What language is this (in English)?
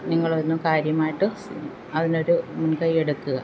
Malayalam